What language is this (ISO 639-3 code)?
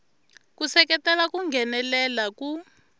tso